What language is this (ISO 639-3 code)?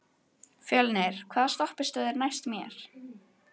isl